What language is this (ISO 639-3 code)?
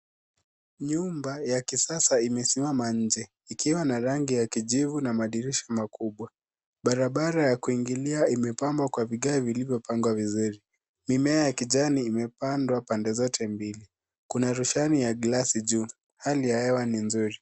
swa